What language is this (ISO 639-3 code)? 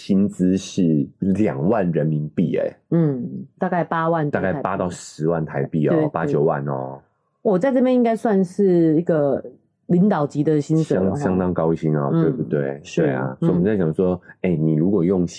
zho